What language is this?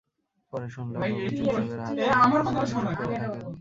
Bangla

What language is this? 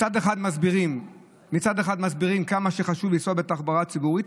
Hebrew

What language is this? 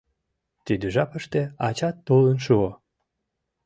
Mari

